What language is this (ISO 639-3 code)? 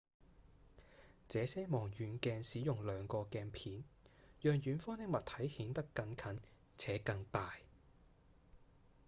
yue